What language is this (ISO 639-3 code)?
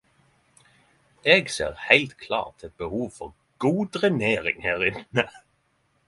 nno